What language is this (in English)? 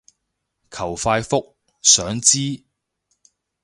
Cantonese